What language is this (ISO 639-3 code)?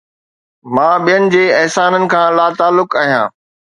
snd